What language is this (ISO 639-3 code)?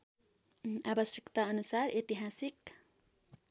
nep